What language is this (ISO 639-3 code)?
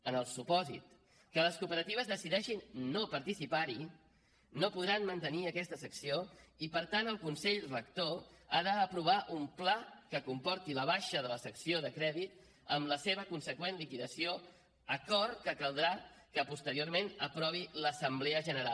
cat